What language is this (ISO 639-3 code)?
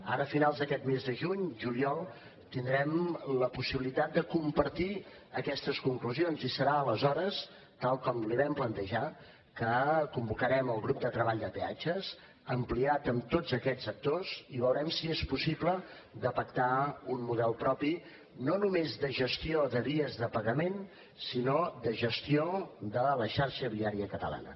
cat